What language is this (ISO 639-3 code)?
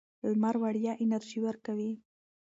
pus